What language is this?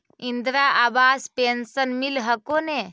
Magahi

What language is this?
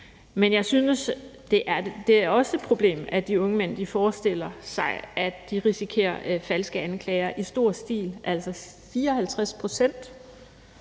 Danish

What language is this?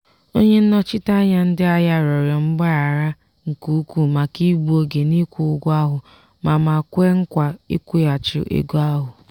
Igbo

